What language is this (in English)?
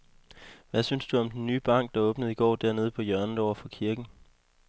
Danish